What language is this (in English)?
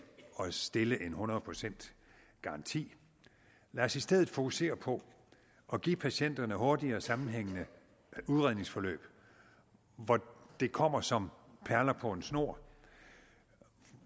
Danish